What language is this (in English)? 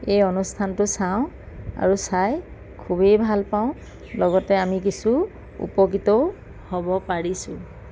Assamese